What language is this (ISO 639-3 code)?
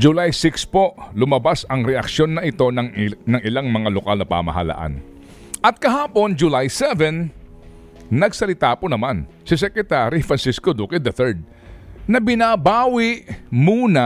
fil